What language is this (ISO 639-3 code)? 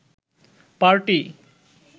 ben